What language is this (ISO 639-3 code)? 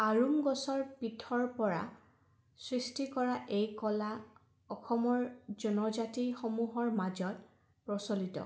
asm